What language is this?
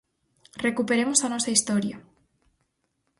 Galician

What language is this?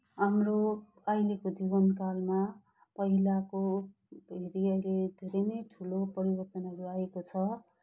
Nepali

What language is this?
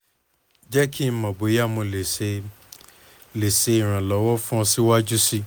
Yoruba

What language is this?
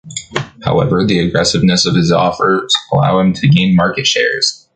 English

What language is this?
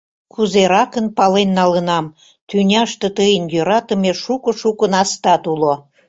Mari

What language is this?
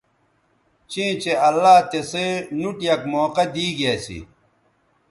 Bateri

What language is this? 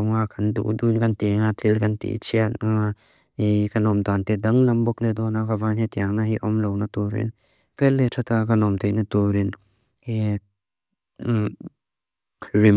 Mizo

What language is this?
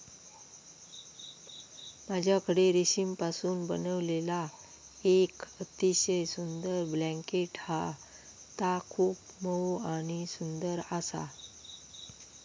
Marathi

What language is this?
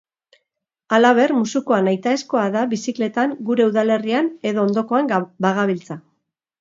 Basque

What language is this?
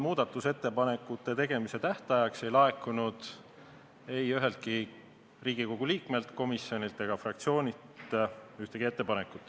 Estonian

